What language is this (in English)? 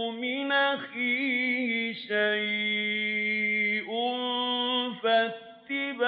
Arabic